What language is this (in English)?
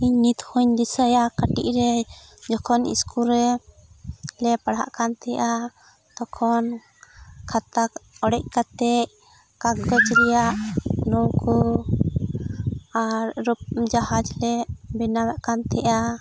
Santali